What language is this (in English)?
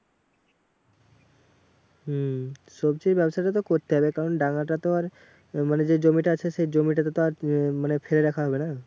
Bangla